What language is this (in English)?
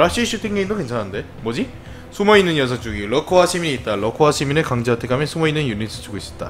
Korean